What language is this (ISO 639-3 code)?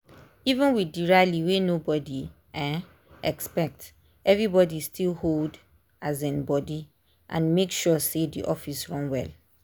pcm